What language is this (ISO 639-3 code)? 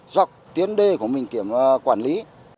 vie